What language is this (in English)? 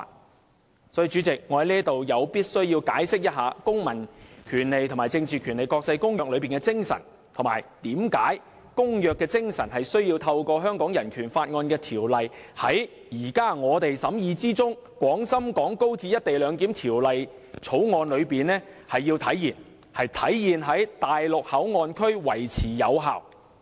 Cantonese